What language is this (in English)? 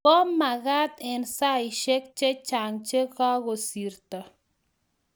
Kalenjin